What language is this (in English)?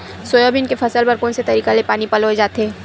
Chhattisgarhi